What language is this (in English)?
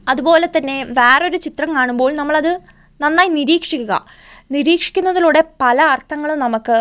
Malayalam